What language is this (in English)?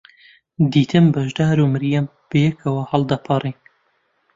Central Kurdish